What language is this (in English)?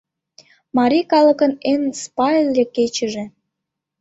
Mari